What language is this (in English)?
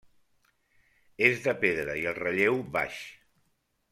Catalan